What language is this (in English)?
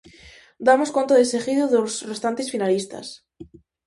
Galician